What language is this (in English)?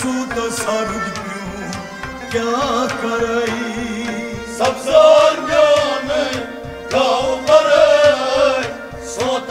Arabic